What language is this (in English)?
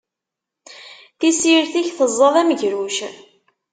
Kabyle